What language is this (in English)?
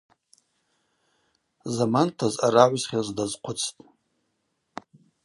Abaza